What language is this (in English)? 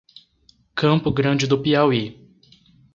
Portuguese